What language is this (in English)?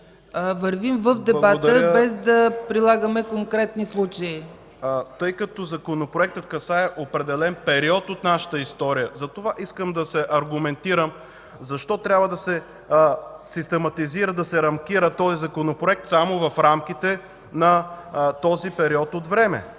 Bulgarian